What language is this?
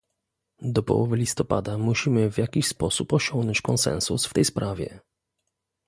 Polish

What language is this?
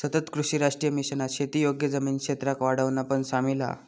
Marathi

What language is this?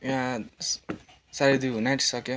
Nepali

